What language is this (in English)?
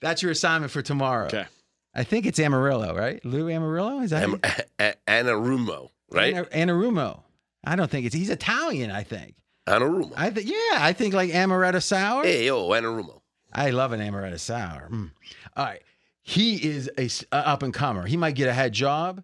English